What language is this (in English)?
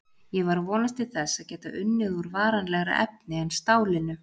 Icelandic